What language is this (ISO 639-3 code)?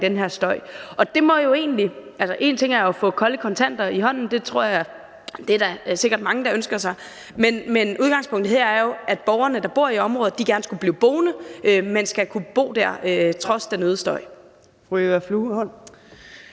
dan